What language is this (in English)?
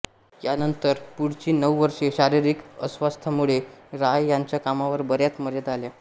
Marathi